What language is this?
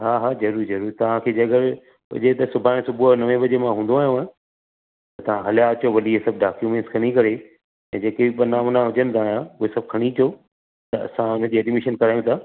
Sindhi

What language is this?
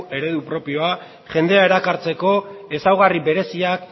Basque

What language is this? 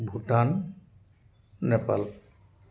Assamese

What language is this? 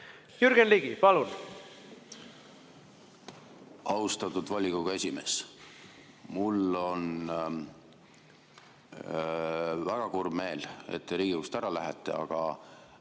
Estonian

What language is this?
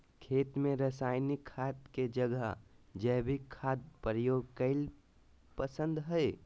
Magahi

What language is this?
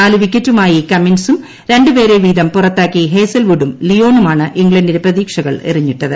Malayalam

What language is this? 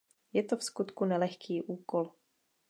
Czech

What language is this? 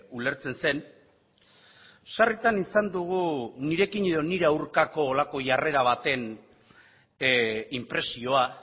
Basque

